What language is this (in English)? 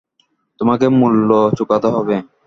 Bangla